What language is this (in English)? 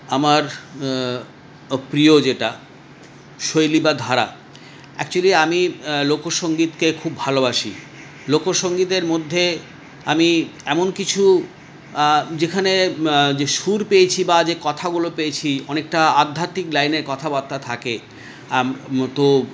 Bangla